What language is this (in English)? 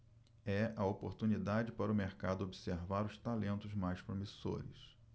Portuguese